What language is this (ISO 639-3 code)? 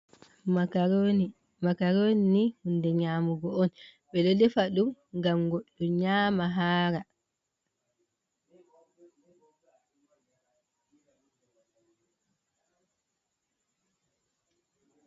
ful